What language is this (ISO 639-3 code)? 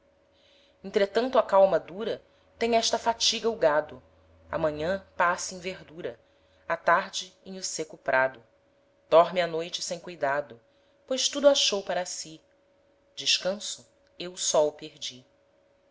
por